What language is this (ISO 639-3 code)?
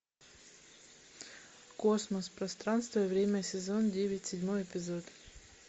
rus